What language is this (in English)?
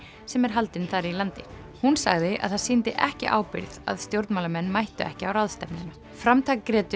Icelandic